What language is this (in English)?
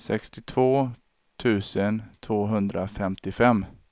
Swedish